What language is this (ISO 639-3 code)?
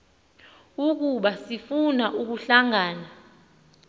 xho